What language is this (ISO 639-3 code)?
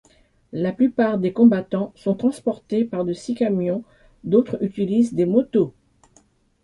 fra